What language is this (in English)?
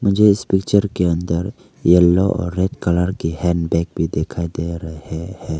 Hindi